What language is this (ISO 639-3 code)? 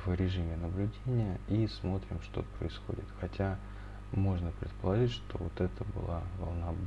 rus